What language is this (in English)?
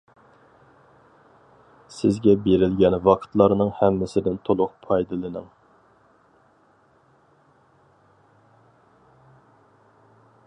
Uyghur